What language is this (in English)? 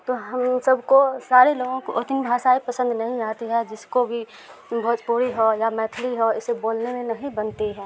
Urdu